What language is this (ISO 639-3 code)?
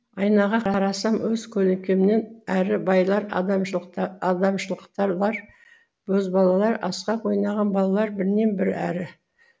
kaz